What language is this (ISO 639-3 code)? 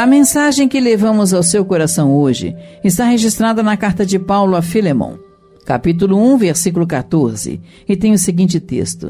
por